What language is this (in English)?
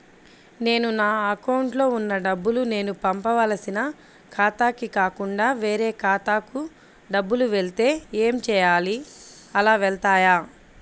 Telugu